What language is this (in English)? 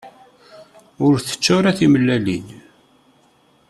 Kabyle